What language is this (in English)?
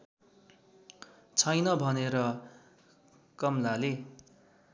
Nepali